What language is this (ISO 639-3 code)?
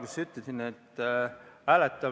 est